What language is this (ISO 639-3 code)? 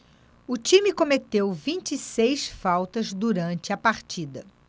por